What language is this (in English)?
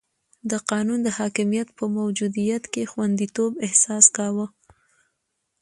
Pashto